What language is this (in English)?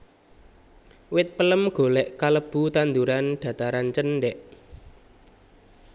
Javanese